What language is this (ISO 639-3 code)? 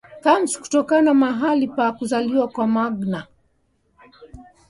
swa